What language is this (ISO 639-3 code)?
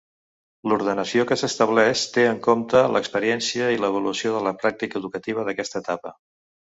cat